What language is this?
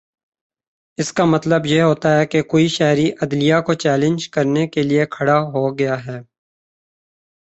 Urdu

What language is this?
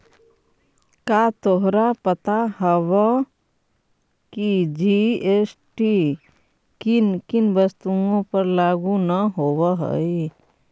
Magahi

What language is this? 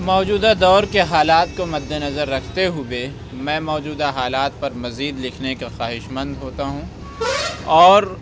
Urdu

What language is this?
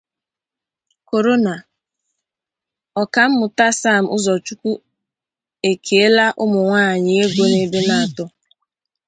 Igbo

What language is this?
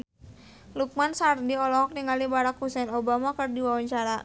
Sundanese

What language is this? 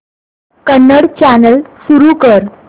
Marathi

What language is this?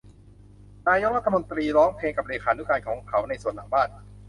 Thai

